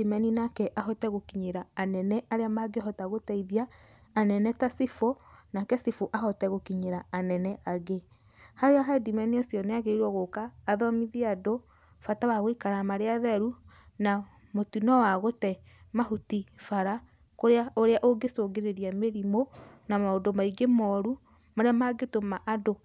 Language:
Kikuyu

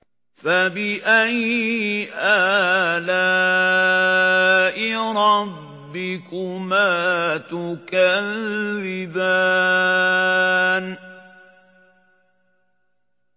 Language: Arabic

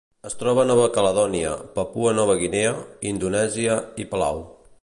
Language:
Catalan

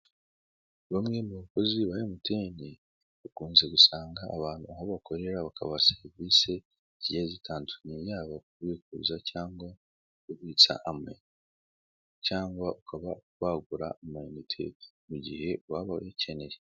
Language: Kinyarwanda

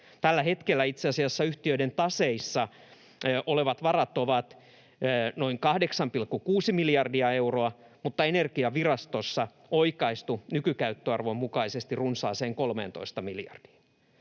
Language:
Finnish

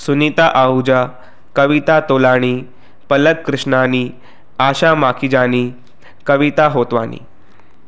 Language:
Sindhi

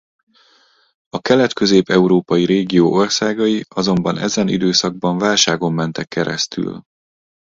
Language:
Hungarian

